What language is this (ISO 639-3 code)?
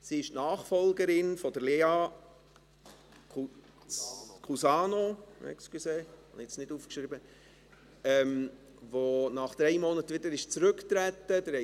gsw